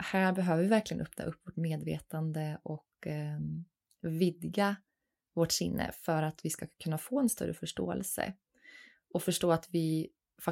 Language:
Swedish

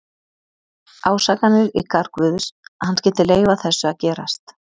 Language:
Icelandic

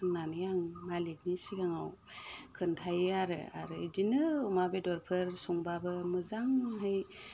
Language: Bodo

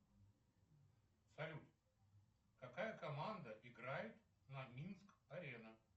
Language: Russian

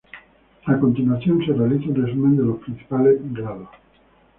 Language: Spanish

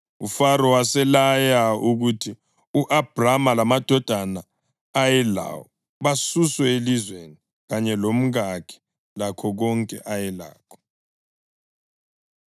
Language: North Ndebele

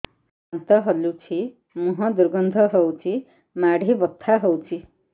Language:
Odia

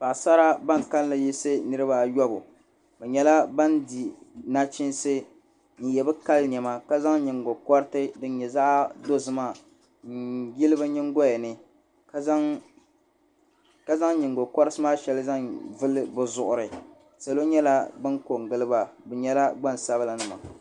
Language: Dagbani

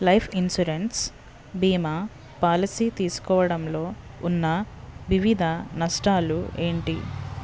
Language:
Telugu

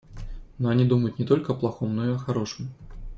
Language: Russian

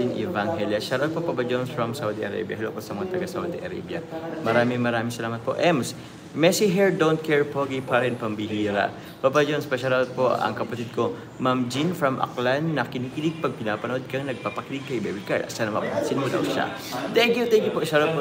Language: Filipino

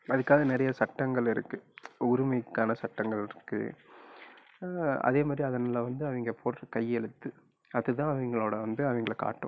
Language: Tamil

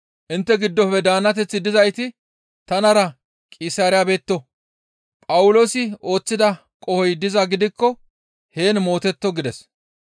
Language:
Gamo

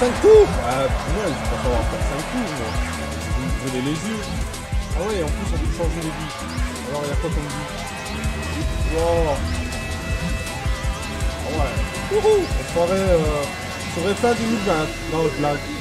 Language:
French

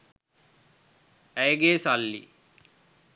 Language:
Sinhala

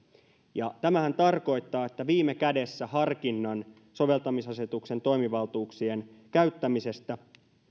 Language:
Finnish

